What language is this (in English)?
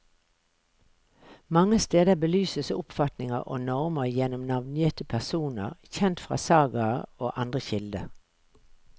Norwegian